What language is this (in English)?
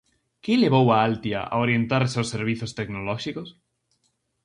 Galician